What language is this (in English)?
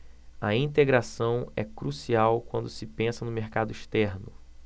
Portuguese